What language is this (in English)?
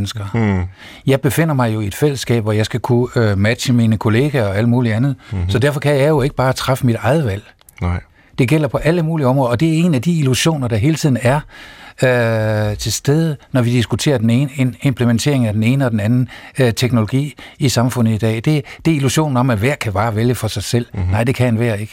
Danish